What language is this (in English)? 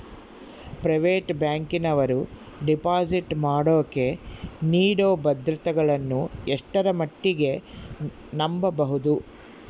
Kannada